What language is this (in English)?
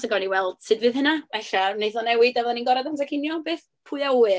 Welsh